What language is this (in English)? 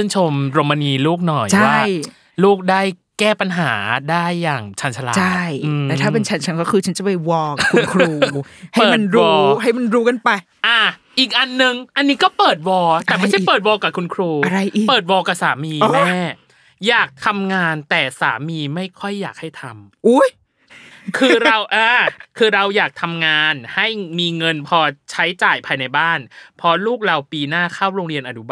Thai